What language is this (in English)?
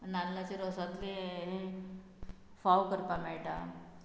Konkani